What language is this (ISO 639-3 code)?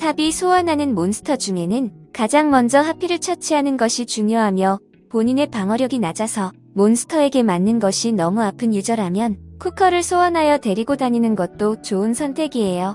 kor